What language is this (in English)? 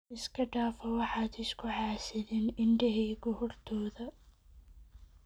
Somali